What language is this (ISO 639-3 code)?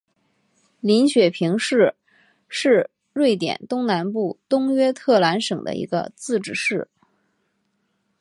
zho